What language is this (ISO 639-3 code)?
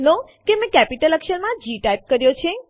guj